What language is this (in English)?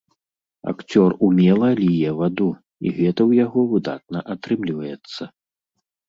Belarusian